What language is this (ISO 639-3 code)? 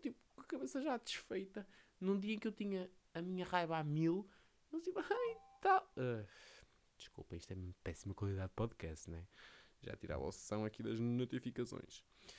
por